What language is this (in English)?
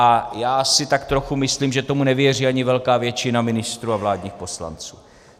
Czech